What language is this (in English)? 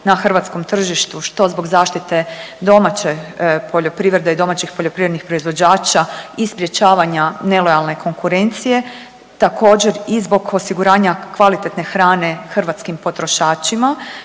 Croatian